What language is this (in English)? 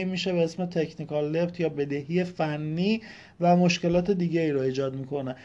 Persian